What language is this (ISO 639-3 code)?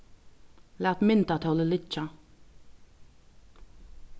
fao